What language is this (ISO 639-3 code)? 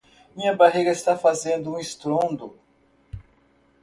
por